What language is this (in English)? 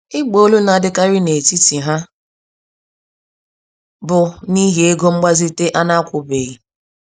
Igbo